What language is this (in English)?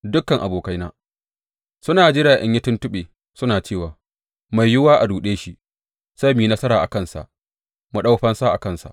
Hausa